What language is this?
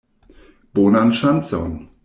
Esperanto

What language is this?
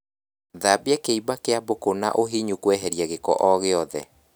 Kikuyu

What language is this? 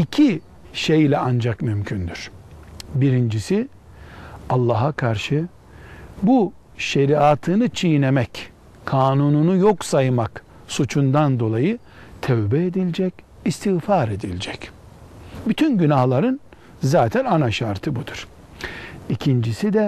Turkish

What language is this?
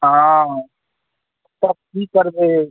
Maithili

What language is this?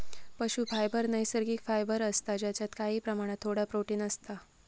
Marathi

